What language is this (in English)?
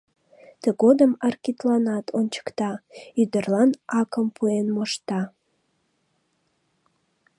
Mari